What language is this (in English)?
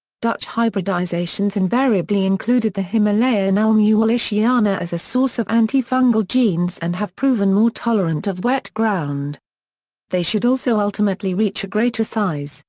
English